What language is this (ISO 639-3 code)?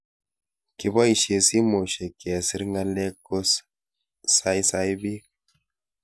kln